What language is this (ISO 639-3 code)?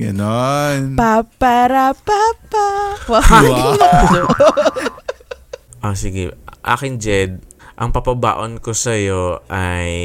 fil